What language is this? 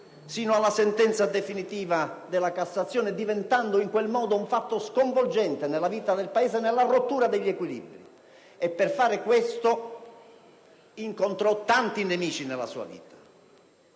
Italian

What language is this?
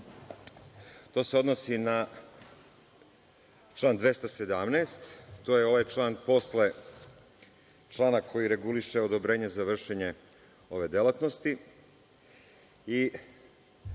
Serbian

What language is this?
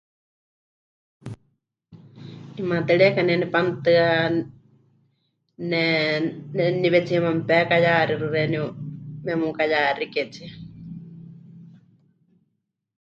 Huichol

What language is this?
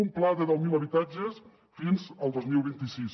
Catalan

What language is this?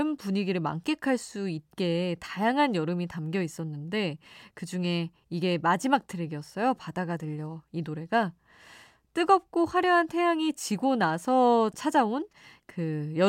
Korean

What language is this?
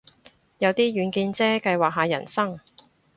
Cantonese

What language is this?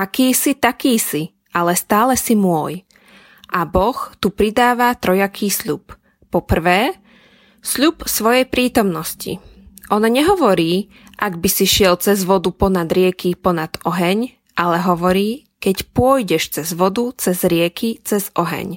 Slovak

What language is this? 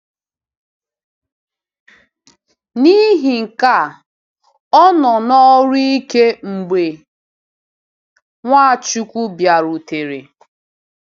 Igbo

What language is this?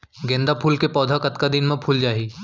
Chhattisgarhi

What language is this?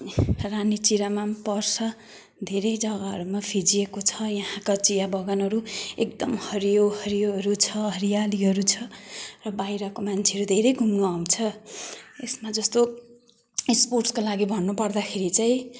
Nepali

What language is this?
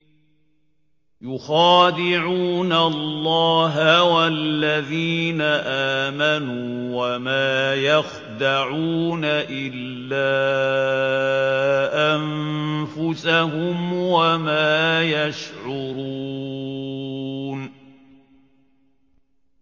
Arabic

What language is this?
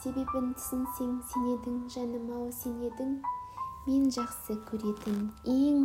Russian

